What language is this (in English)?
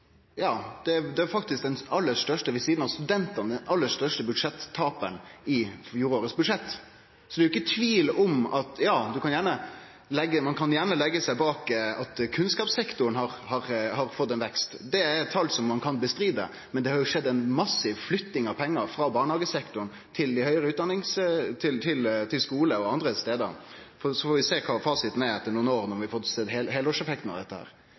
Norwegian Nynorsk